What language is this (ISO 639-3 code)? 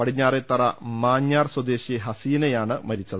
mal